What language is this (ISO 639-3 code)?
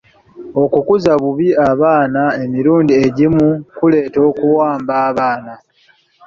lug